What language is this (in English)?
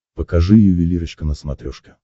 Russian